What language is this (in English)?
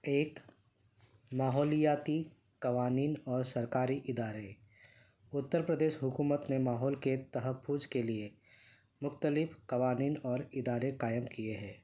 Urdu